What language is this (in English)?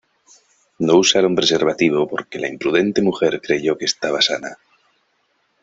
Spanish